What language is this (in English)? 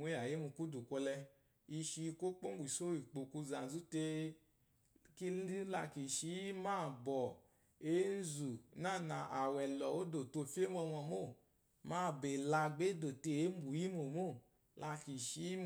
Eloyi